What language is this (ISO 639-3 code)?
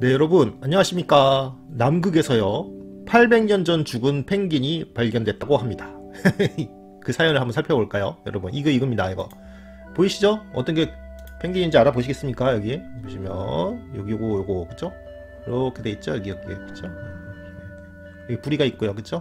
kor